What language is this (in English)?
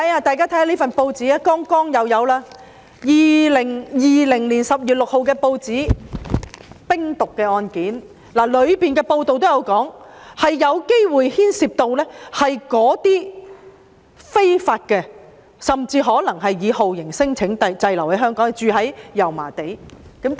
Cantonese